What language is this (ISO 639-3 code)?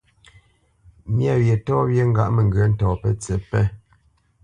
bce